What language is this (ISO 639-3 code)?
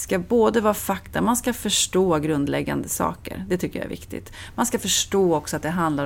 swe